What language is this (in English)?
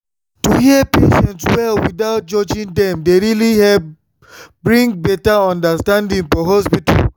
Nigerian Pidgin